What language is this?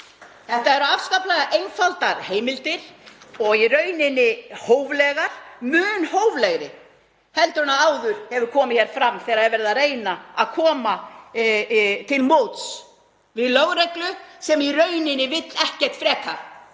Icelandic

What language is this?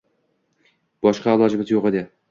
Uzbek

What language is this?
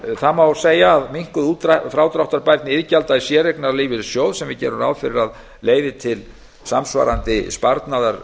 Icelandic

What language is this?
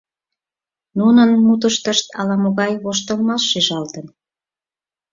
Mari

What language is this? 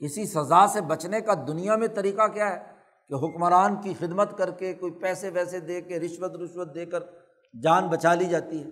Urdu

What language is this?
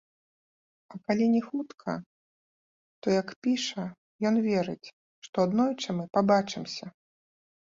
Belarusian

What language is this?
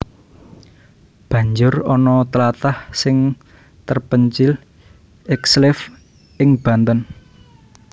Javanese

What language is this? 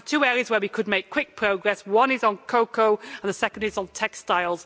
English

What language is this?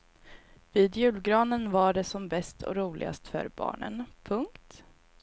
Swedish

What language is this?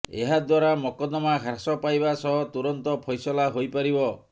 Odia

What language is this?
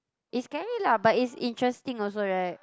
English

